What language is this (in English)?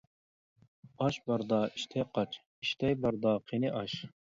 Uyghur